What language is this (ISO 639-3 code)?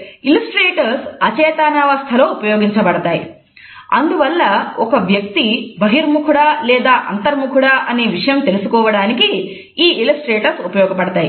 tel